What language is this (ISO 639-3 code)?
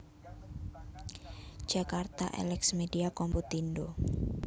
jav